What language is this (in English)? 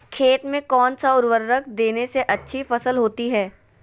Magahi